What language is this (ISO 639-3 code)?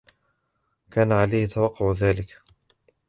ara